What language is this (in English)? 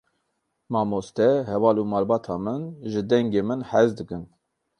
Kurdish